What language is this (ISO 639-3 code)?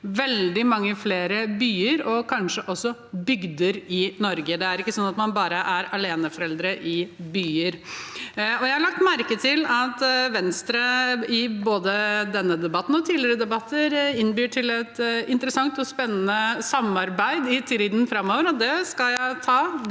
nor